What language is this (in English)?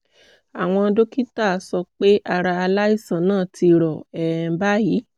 Yoruba